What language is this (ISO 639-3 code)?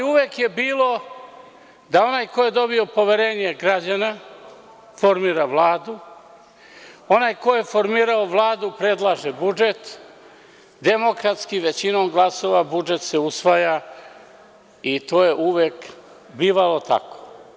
srp